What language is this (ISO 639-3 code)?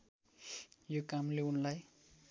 nep